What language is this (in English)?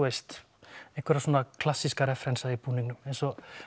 Icelandic